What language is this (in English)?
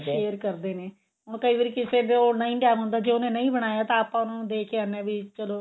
Punjabi